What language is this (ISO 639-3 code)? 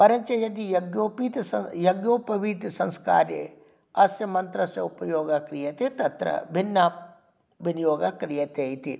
san